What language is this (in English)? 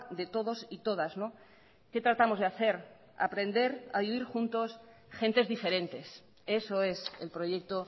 Spanish